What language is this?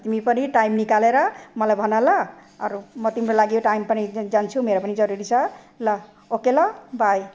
Nepali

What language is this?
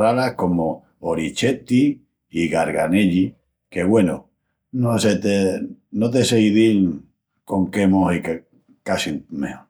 Extremaduran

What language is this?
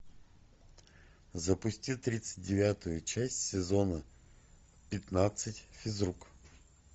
Russian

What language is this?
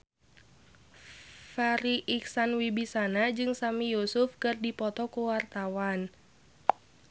Sundanese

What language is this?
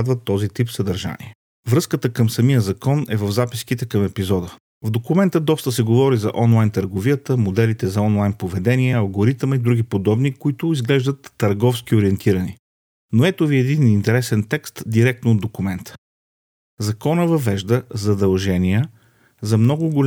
Bulgarian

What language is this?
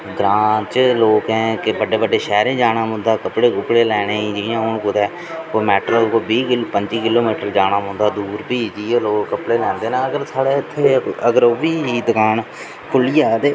Dogri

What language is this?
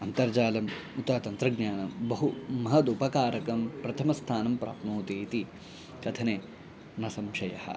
Sanskrit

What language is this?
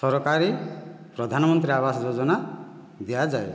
Odia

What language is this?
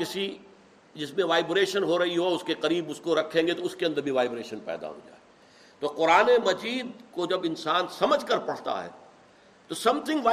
Urdu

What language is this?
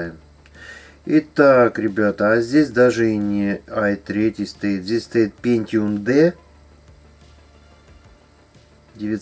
Russian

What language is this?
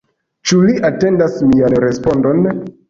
Esperanto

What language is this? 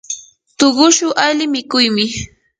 Yanahuanca Pasco Quechua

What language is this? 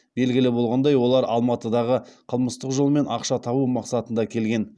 Kazakh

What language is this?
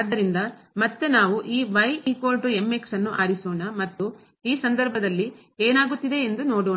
Kannada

